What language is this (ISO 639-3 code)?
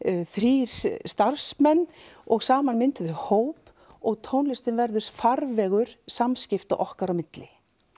isl